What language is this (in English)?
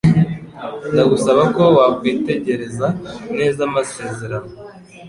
Kinyarwanda